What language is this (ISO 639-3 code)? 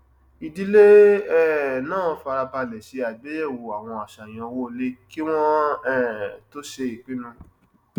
yor